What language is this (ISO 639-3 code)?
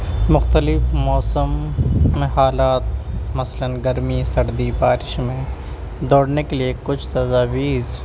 urd